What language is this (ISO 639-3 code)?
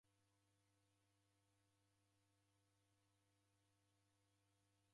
dav